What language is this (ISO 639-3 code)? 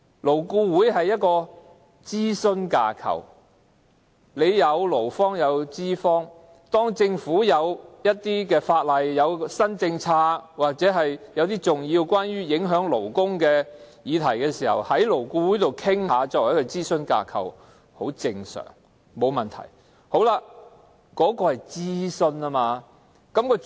yue